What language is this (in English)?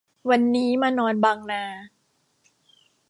Thai